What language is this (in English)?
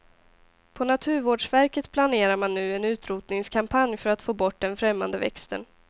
Swedish